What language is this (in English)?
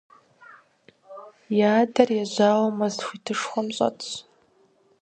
Kabardian